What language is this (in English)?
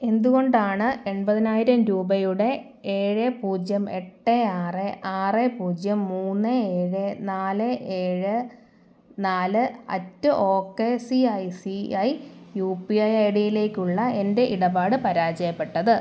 Malayalam